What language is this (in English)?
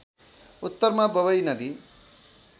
Nepali